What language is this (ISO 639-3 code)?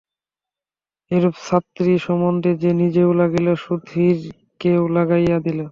ben